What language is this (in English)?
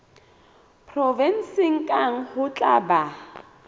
Southern Sotho